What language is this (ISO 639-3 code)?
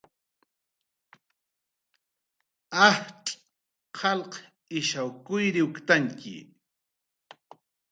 jqr